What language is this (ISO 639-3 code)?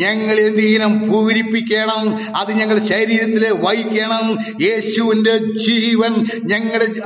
mal